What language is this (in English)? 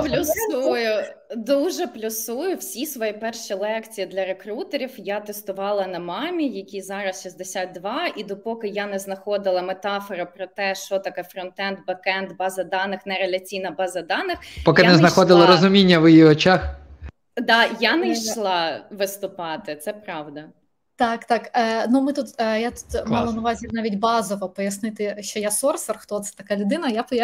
Ukrainian